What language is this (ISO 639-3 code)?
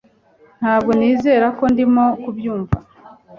kin